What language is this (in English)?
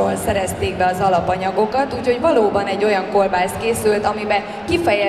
Hungarian